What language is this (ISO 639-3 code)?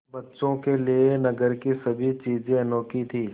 hin